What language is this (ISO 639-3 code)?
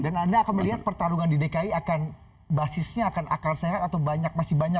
ind